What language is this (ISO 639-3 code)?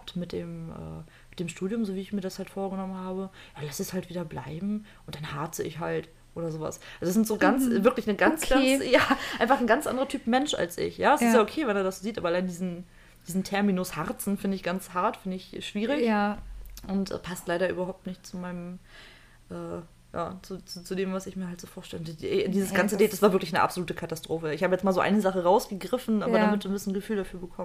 deu